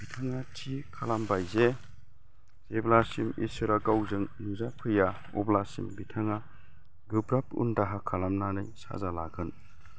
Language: Bodo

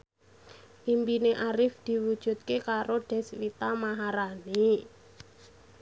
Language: Javanese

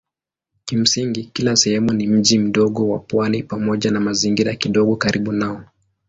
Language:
Swahili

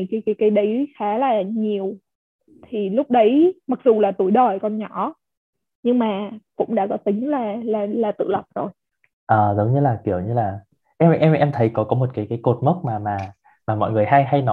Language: Vietnamese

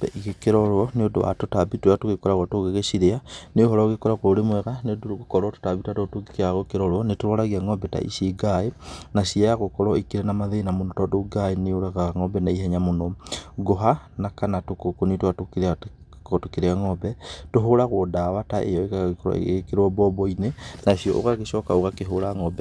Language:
Kikuyu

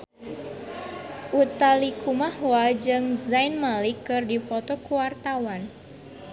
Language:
Sundanese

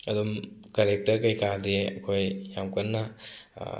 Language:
Manipuri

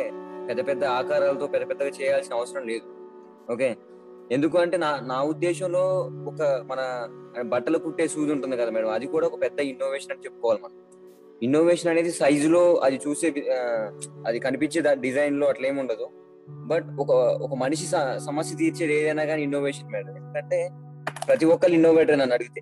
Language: Telugu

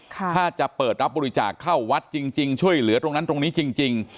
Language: Thai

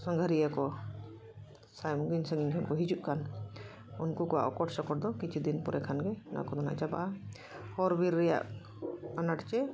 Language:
Santali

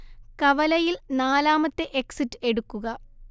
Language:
Malayalam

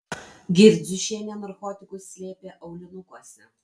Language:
Lithuanian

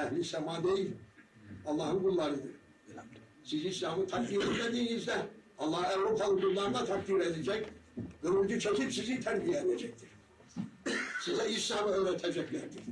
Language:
Turkish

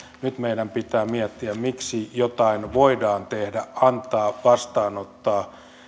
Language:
Finnish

